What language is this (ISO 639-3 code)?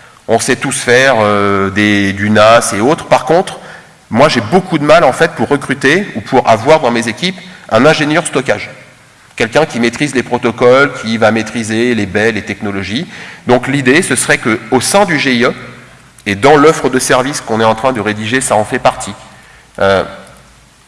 fra